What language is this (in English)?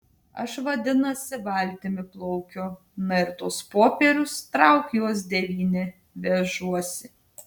Lithuanian